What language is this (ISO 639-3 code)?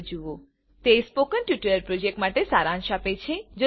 guj